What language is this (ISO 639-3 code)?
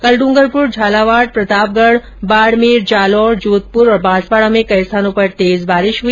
hin